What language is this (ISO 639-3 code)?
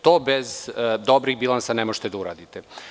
srp